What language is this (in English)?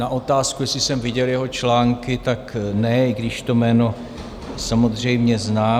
Czech